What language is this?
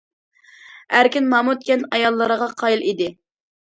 Uyghur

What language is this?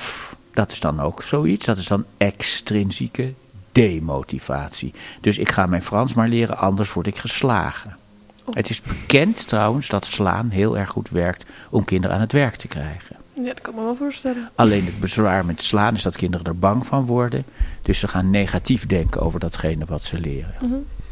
Dutch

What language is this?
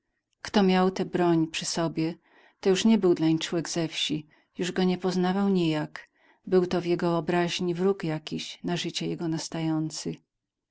Polish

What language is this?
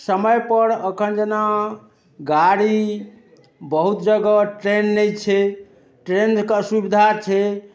Maithili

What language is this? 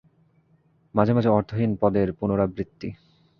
Bangla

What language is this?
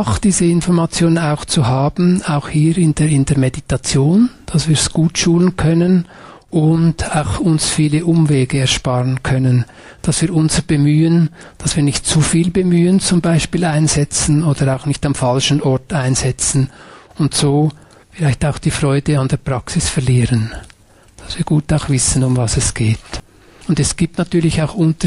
German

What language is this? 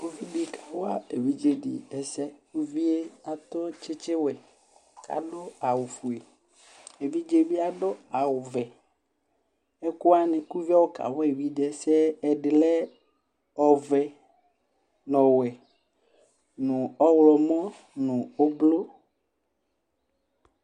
Ikposo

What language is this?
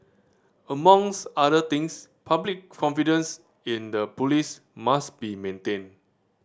English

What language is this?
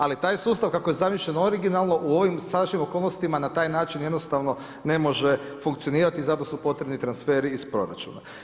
Croatian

